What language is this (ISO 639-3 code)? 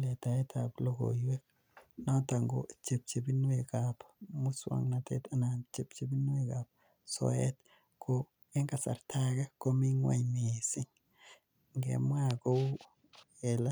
kln